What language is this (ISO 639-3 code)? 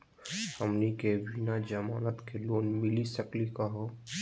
mag